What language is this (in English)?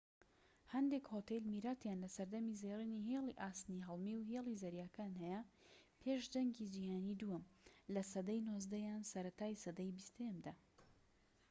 Central Kurdish